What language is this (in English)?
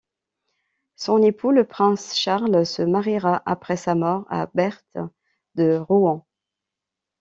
French